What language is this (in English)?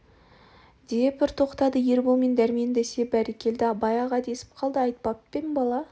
Kazakh